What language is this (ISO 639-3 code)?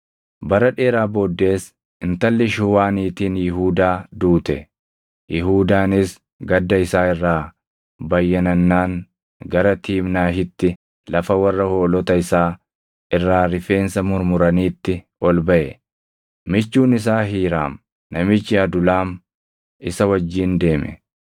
orm